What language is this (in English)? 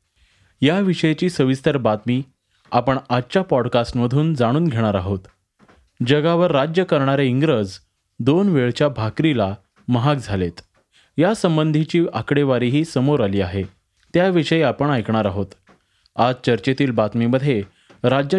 Marathi